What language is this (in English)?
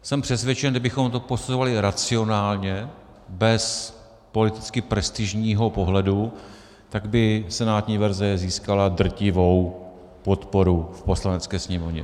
Czech